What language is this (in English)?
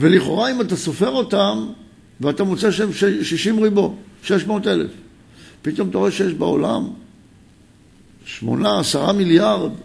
Hebrew